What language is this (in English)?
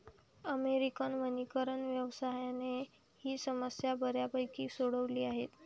Marathi